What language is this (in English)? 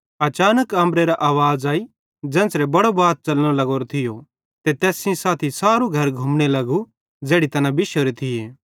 Bhadrawahi